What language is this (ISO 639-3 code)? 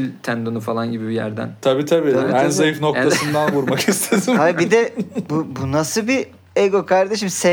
tur